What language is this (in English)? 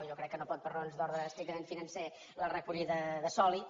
Catalan